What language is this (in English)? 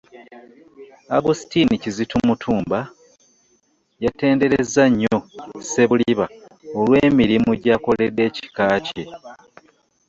Ganda